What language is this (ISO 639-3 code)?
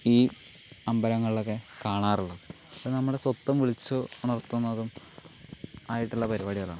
mal